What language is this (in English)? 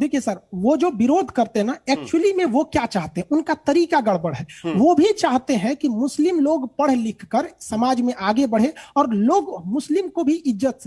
Hindi